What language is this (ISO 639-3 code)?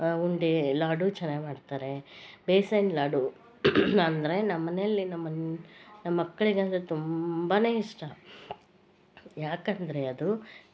kan